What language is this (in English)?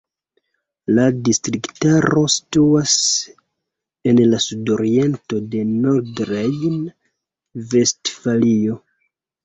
Esperanto